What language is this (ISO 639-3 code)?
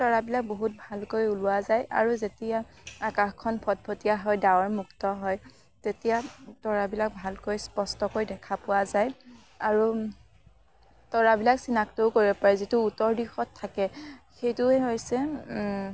asm